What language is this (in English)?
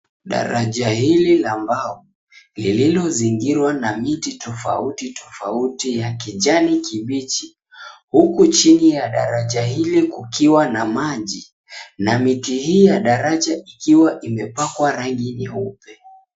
Swahili